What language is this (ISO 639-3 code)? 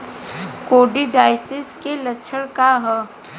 bho